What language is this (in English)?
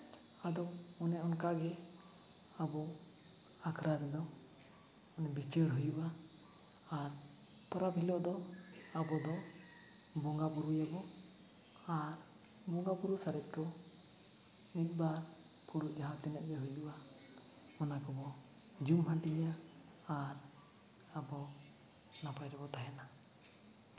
Santali